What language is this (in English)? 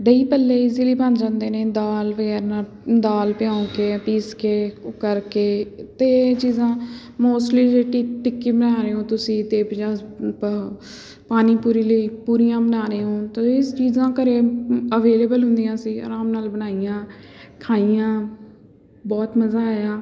Punjabi